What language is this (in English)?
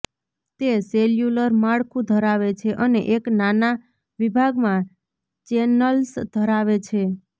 Gujarati